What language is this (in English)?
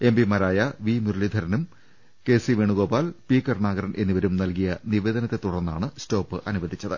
Malayalam